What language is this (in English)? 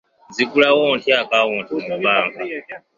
Ganda